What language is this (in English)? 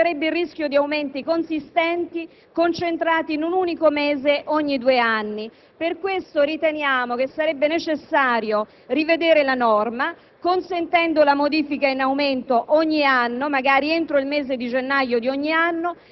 Italian